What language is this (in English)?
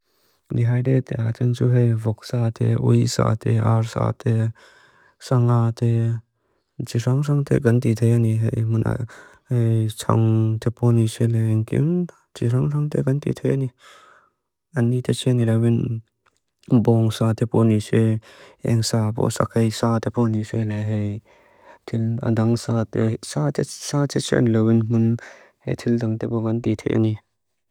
Mizo